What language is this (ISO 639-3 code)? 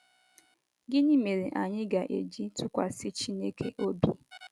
ibo